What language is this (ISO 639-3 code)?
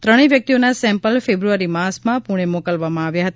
guj